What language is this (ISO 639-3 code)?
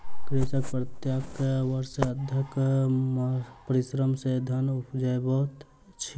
mai